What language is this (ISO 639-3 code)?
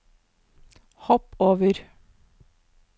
nor